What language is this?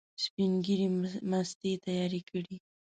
Pashto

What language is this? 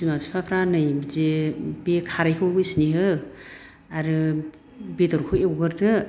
Bodo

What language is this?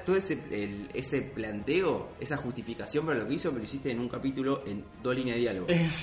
Spanish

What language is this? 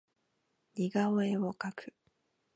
Japanese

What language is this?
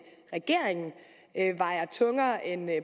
Danish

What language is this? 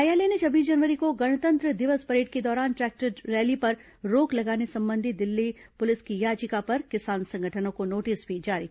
Hindi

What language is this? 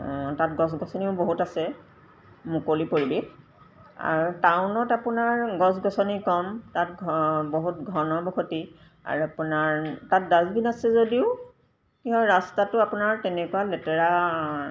Assamese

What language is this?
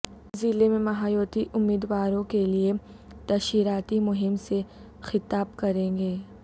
Urdu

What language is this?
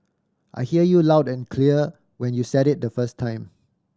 English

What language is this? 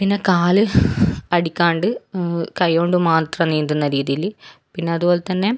Malayalam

